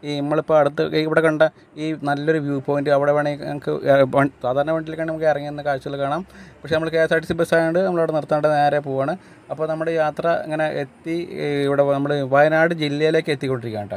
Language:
Malayalam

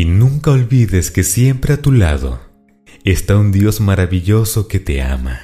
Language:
Spanish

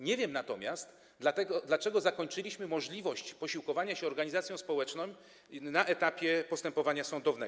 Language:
Polish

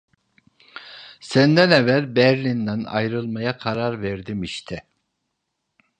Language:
Turkish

